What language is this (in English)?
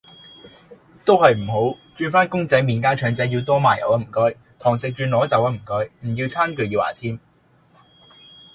Cantonese